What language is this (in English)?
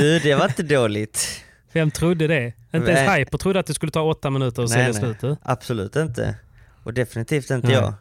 Swedish